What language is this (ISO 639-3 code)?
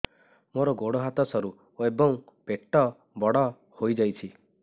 ori